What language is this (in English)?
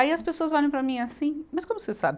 Portuguese